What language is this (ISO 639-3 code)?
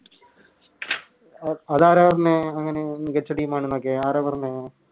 mal